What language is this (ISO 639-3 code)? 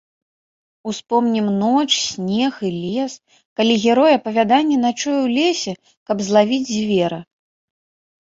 bel